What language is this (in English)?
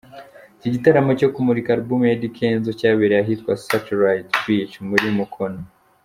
Kinyarwanda